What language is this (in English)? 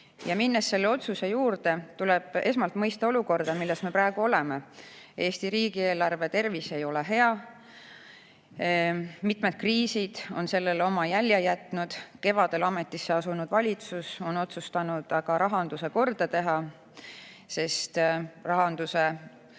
Estonian